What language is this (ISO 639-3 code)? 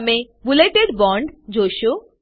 guj